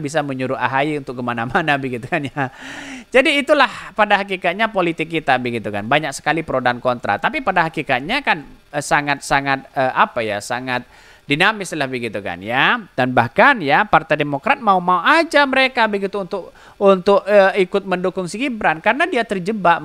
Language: Indonesian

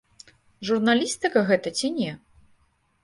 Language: Belarusian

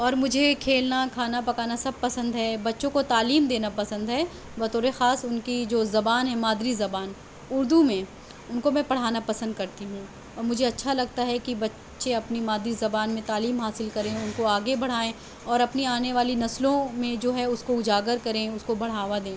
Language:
Urdu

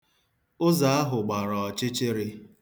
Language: Igbo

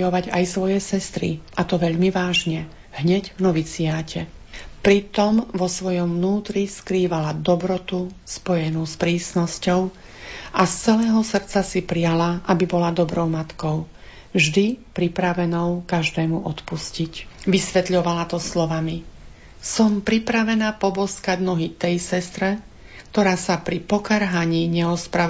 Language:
Slovak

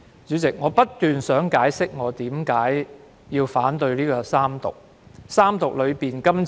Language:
Cantonese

